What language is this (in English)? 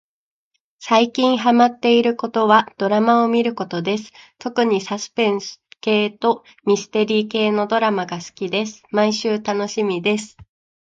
Japanese